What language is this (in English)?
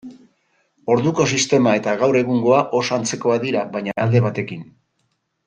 Basque